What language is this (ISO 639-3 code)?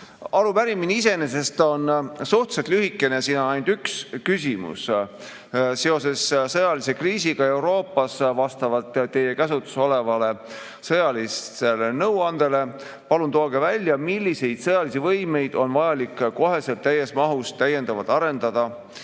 est